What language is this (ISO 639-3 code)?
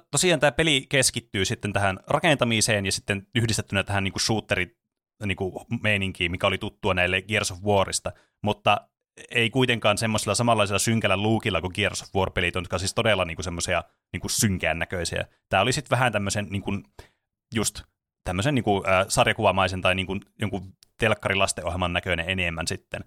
fin